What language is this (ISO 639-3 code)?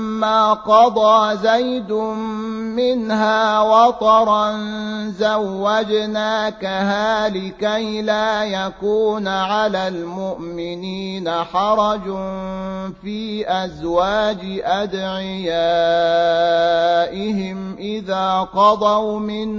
ara